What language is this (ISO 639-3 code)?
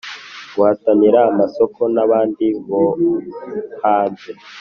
kin